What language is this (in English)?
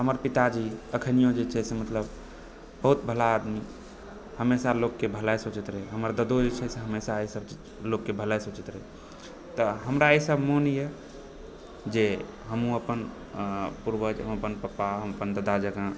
Maithili